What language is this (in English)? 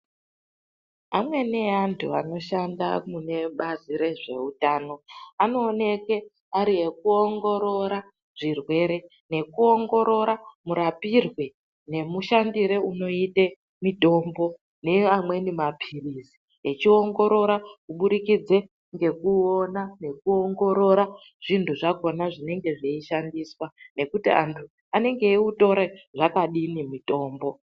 Ndau